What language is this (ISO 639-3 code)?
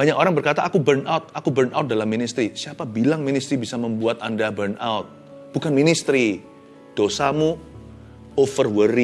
ind